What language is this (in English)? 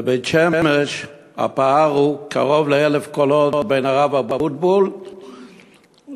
Hebrew